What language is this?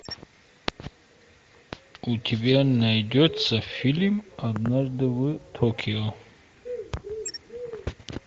Russian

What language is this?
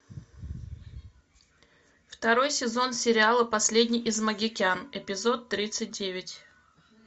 Russian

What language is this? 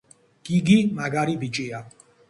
Georgian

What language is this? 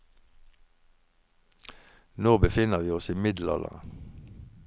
Norwegian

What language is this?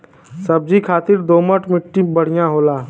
Bhojpuri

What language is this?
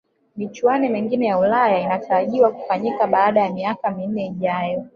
Swahili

